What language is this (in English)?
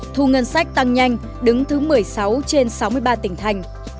Vietnamese